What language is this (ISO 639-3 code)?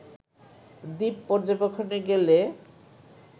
ben